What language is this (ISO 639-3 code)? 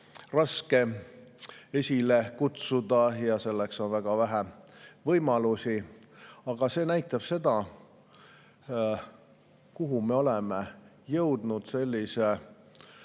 est